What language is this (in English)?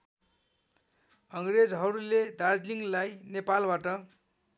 Nepali